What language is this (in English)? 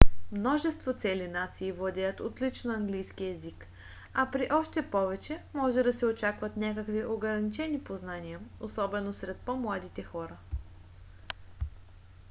Bulgarian